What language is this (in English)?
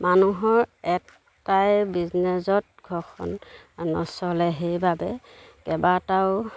Assamese